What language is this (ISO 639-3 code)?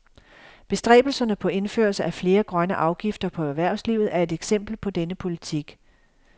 dan